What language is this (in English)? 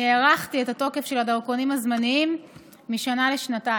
Hebrew